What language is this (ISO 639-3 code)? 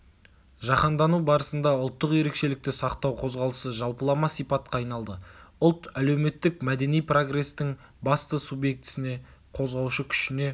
kaz